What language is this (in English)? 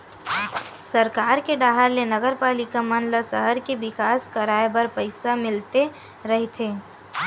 Chhattisgarhi